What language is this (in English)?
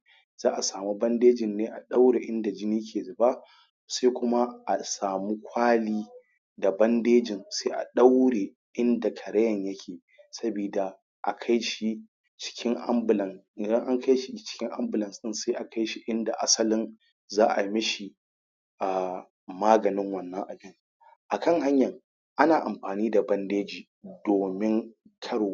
Hausa